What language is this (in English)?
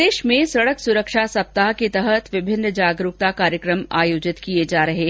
Hindi